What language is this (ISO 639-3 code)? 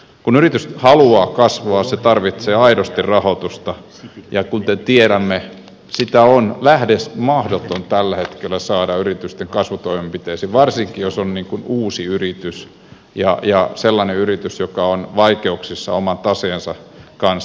fin